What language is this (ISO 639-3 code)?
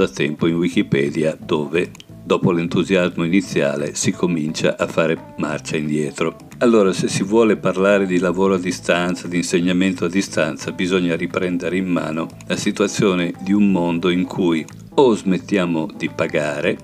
ita